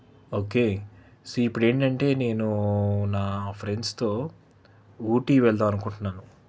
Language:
Telugu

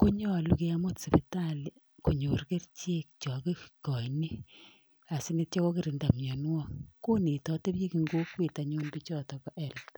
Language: Kalenjin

